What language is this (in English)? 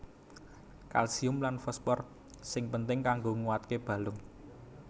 Javanese